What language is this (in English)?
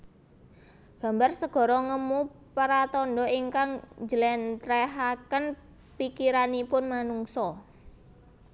Javanese